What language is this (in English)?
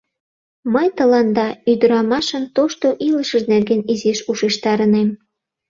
Mari